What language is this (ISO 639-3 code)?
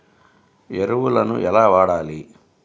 tel